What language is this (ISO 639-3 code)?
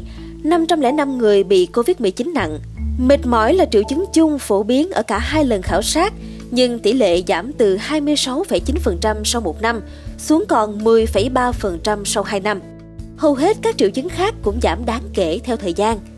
vie